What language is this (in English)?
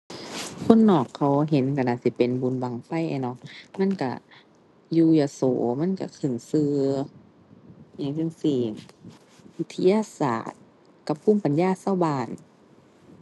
Thai